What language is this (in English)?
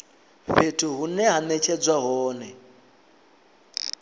Venda